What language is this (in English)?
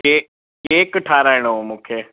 Sindhi